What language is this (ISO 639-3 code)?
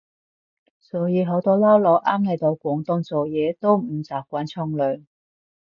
yue